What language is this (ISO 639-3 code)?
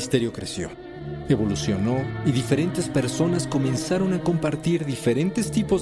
spa